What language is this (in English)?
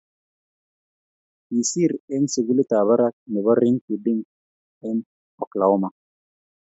Kalenjin